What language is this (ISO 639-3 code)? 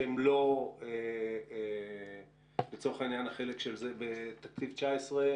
heb